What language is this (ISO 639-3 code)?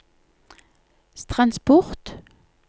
nor